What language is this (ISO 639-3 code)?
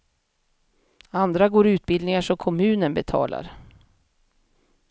swe